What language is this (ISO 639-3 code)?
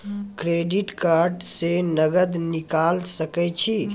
mai